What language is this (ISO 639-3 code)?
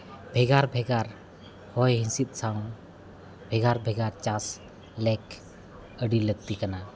sat